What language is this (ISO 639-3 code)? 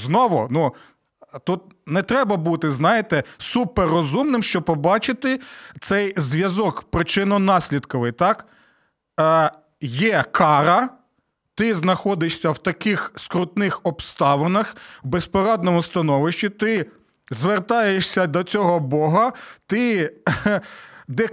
ukr